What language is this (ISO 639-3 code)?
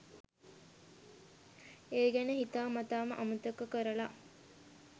sin